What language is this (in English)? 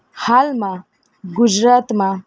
Gujarati